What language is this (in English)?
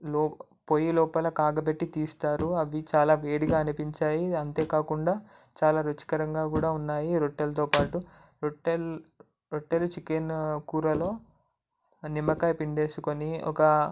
Telugu